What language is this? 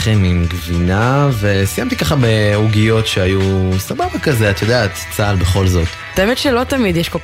Hebrew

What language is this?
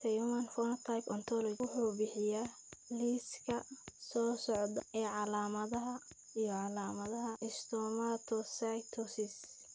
Somali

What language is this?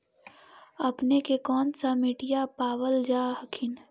Magahi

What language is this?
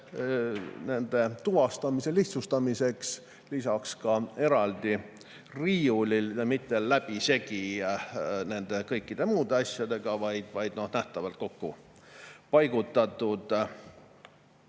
Estonian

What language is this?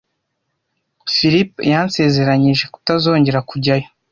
Kinyarwanda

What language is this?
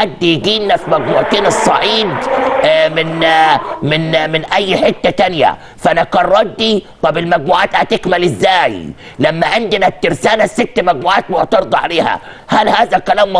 Arabic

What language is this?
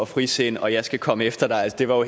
Danish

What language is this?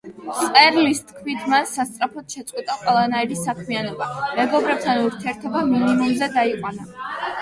Georgian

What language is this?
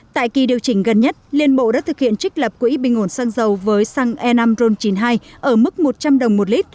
Vietnamese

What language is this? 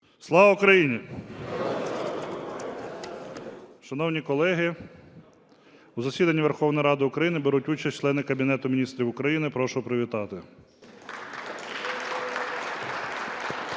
Ukrainian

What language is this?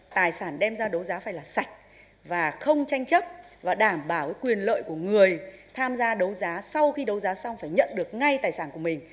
Vietnamese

